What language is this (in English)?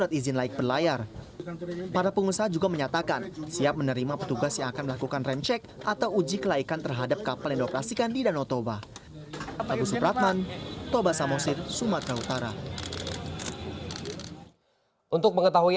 Indonesian